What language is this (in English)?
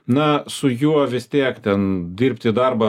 Lithuanian